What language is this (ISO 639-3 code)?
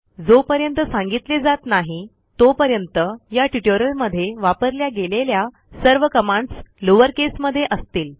mar